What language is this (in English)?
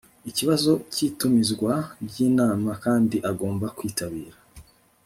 Kinyarwanda